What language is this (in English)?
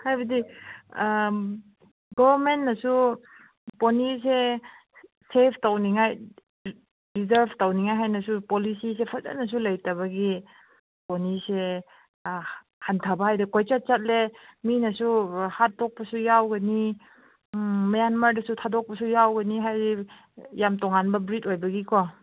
Manipuri